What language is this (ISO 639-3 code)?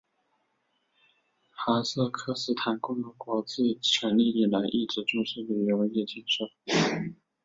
zho